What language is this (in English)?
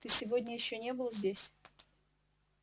Russian